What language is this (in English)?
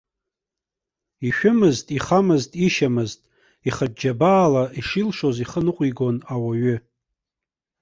Abkhazian